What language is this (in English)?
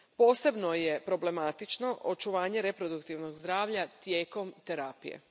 Croatian